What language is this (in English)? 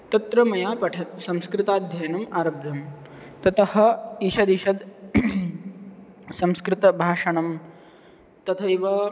Sanskrit